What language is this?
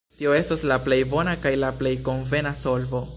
Esperanto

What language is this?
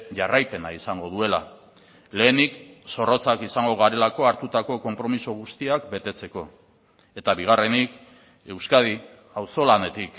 Basque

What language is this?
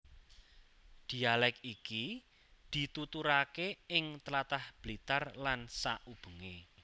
Javanese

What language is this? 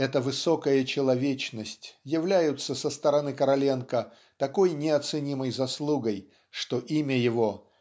Russian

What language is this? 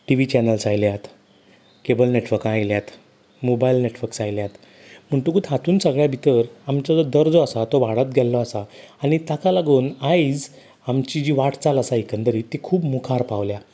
Konkani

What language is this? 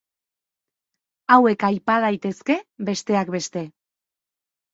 Basque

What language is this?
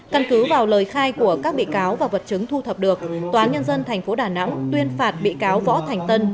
Vietnamese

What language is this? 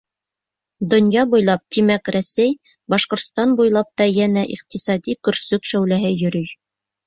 Bashkir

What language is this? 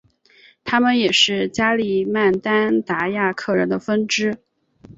Chinese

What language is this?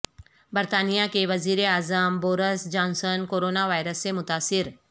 Urdu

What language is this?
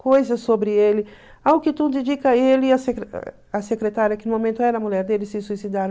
Portuguese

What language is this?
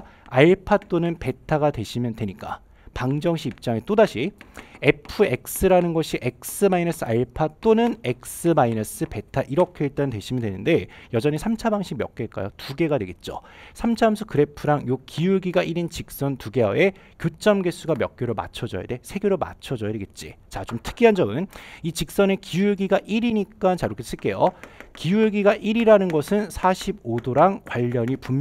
Korean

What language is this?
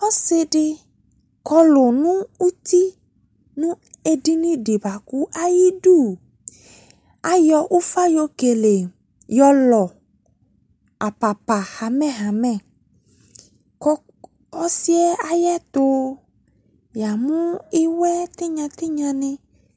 Ikposo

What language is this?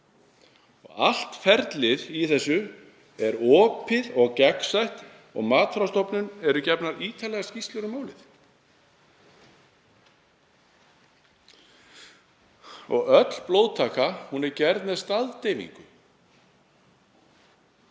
Icelandic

